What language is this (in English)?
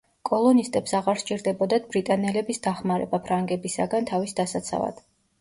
Georgian